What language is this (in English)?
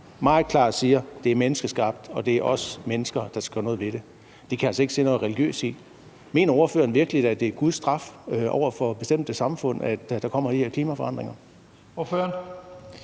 Danish